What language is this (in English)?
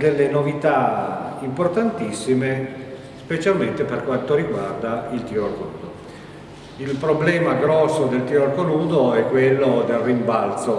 Italian